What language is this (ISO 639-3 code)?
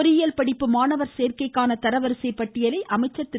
tam